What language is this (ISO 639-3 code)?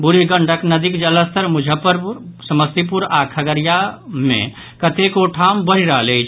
mai